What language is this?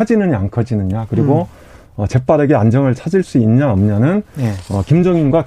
Korean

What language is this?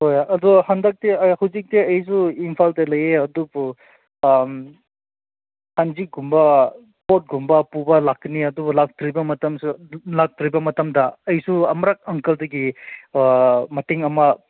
Manipuri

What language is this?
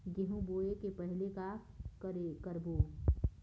Chhattisgarhi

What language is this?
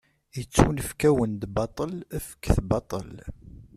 Kabyle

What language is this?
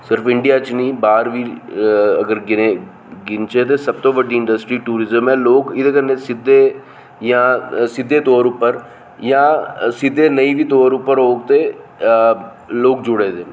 Dogri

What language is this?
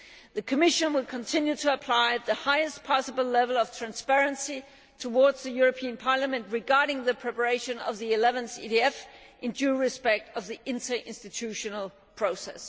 English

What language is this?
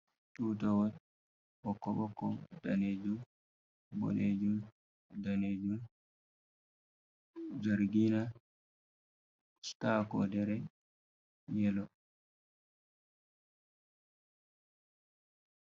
Fula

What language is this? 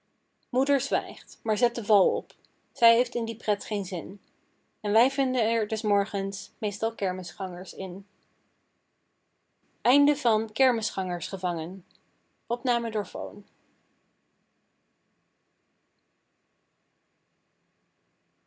Dutch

